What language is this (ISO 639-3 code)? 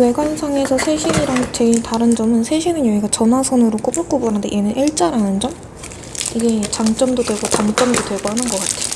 kor